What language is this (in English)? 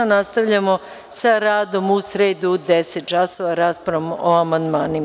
Serbian